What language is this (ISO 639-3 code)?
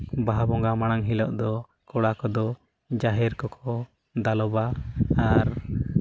sat